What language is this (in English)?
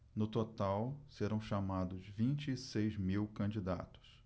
Portuguese